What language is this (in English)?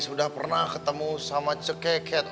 Indonesian